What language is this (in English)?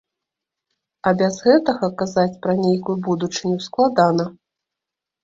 Belarusian